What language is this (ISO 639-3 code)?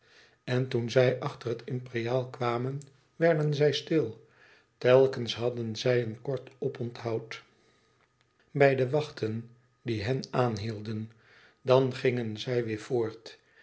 nld